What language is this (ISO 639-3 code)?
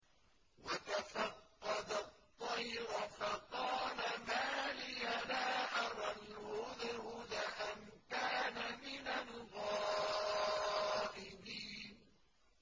ara